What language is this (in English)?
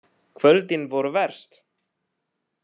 Icelandic